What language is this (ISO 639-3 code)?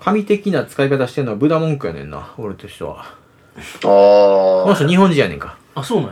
jpn